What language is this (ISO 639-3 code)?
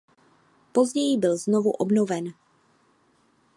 ces